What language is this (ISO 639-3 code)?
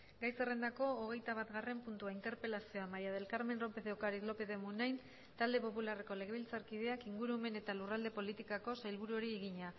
eus